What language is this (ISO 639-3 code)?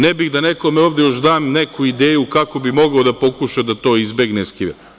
srp